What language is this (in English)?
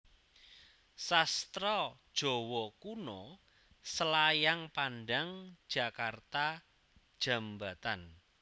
Javanese